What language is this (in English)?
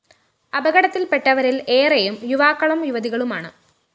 Malayalam